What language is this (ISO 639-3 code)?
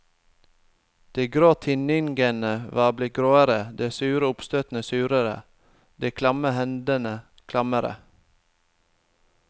nor